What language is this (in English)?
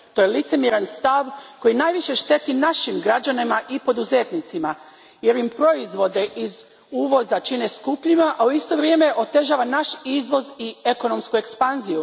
Croatian